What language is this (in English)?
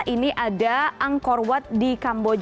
Indonesian